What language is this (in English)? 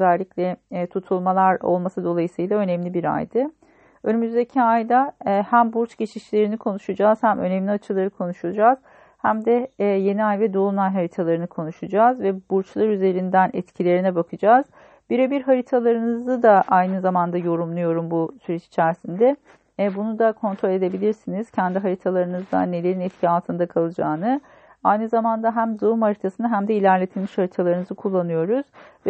Turkish